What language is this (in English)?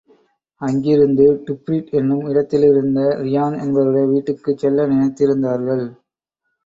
Tamil